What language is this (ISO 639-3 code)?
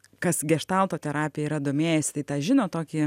lit